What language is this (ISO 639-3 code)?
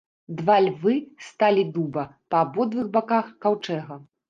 bel